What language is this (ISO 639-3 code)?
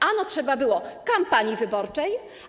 pol